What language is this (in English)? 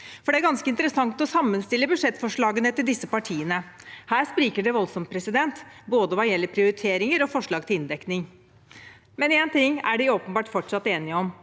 Norwegian